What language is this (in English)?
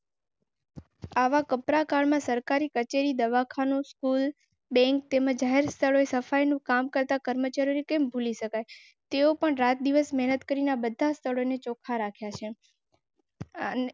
Gujarati